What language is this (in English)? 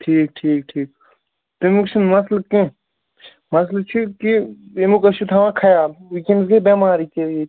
Kashmiri